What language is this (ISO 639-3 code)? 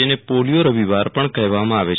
guj